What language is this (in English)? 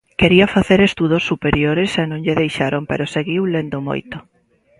Galician